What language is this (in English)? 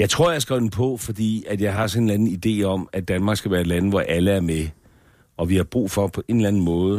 Danish